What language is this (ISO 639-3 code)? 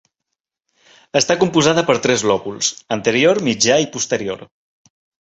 cat